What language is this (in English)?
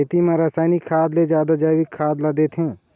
Chhattisgarhi